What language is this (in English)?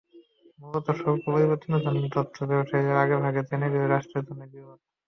Bangla